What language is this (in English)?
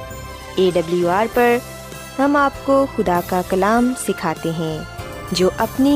Urdu